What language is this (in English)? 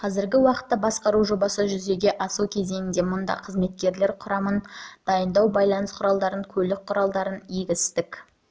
Kazakh